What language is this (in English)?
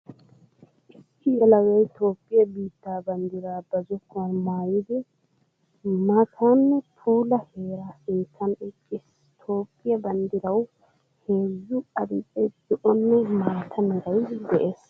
Wolaytta